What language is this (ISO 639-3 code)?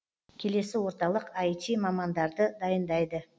kaz